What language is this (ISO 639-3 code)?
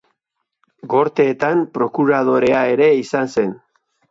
eus